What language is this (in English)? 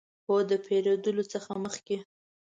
Pashto